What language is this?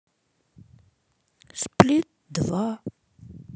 Russian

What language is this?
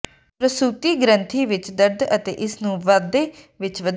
Punjabi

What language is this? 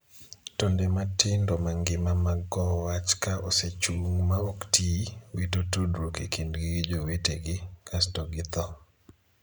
Luo (Kenya and Tanzania)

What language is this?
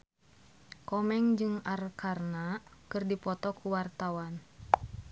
Sundanese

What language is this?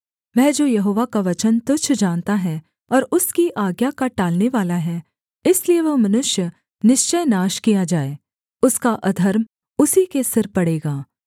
Hindi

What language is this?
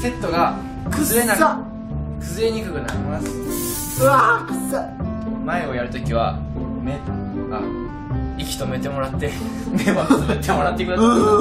Japanese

